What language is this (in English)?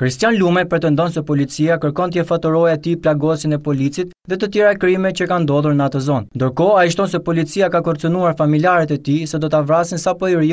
Romanian